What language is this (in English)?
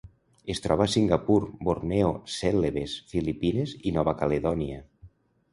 Catalan